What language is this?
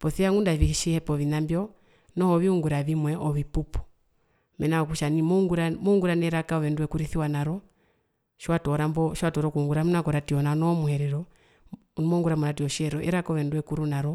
Herero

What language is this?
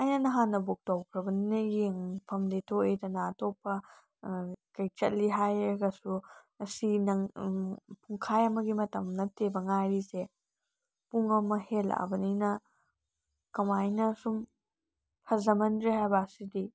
Manipuri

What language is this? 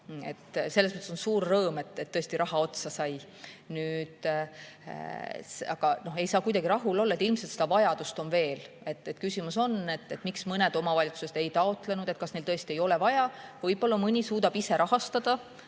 Estonian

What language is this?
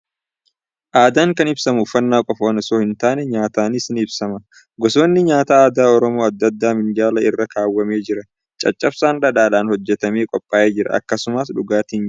Oromo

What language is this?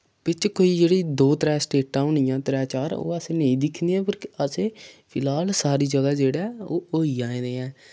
Dogri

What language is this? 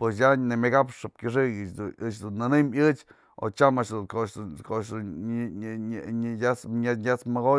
Mazatlán Mixe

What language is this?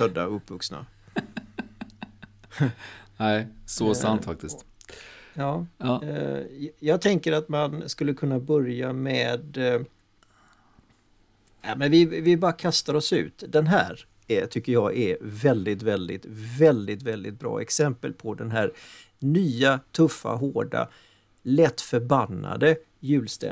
Swedish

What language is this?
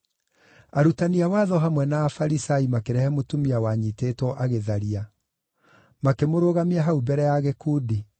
Kikuyu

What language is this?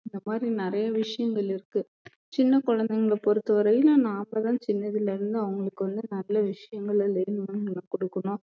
Tamil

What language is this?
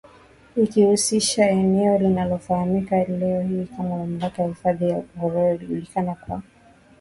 Swahili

